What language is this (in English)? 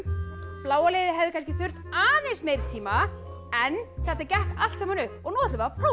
Icelandic